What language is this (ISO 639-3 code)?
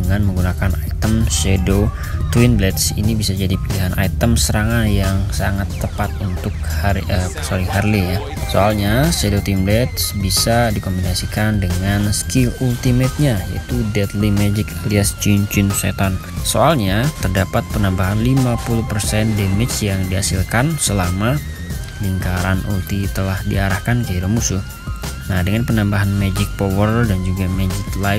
ind